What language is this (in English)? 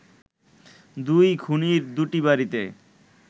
Bangla